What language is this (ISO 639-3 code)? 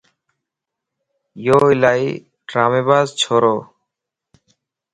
lss